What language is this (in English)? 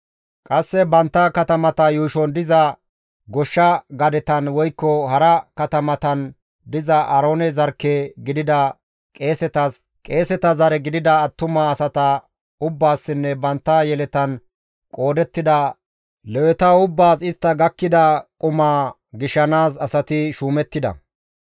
Gamo